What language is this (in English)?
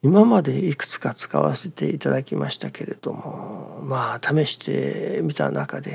Japanese